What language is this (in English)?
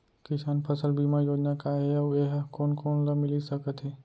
Chhattisgarhi